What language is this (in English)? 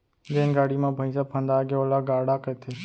Chhattisgarhi